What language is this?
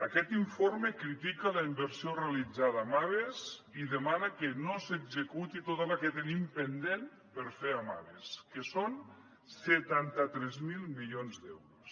Catalan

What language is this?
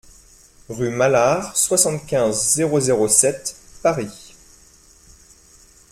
French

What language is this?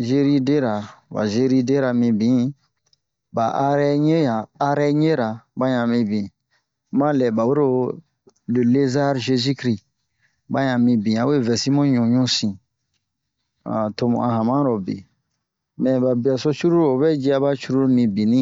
Bomu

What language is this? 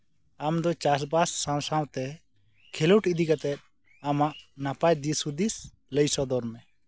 Santali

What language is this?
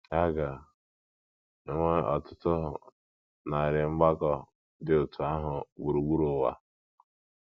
Igbo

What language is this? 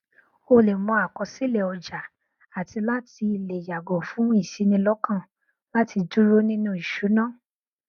Yoruba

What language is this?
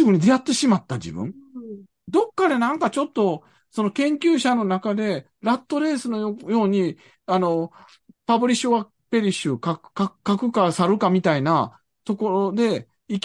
Japanese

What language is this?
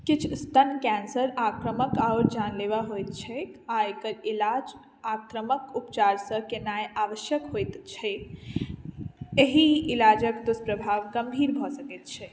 Maithili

